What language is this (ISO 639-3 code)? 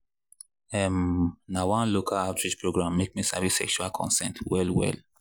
pcm